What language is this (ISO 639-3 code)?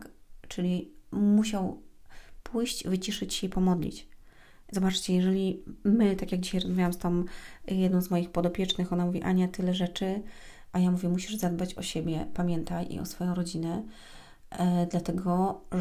pol